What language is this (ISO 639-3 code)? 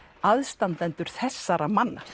isl